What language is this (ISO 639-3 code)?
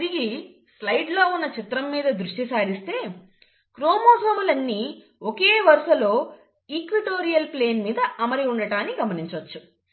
tel